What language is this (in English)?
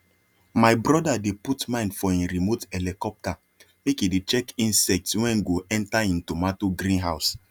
Nigerian Pidgin